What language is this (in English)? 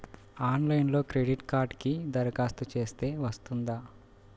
Telugu